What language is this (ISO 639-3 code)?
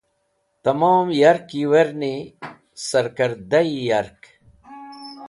wbl